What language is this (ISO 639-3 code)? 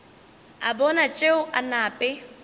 nso